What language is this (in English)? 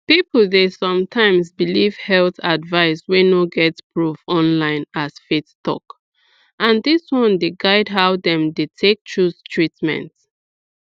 Nigerian Pidgin